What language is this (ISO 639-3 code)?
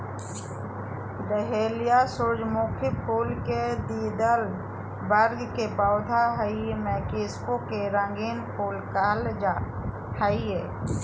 mag